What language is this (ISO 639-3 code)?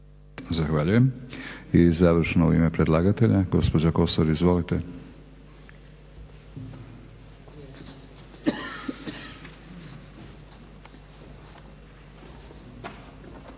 hrv